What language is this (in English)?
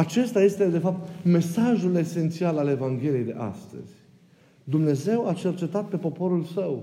Romanian